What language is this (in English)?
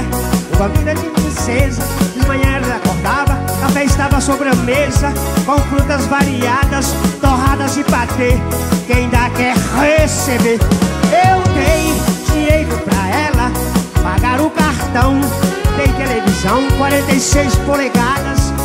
Portuguese